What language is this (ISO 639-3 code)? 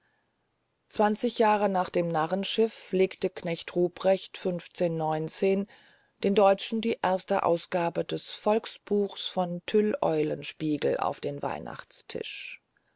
deu